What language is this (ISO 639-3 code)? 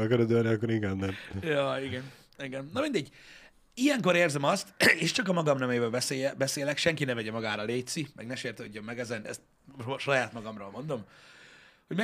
hun